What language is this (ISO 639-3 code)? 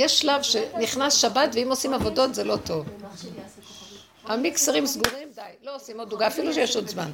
heb